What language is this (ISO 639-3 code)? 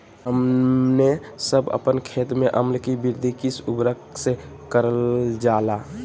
mag